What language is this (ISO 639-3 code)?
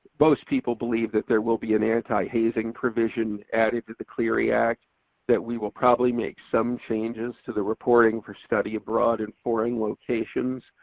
eng